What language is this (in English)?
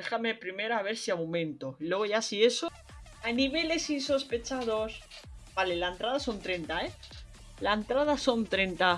Spanish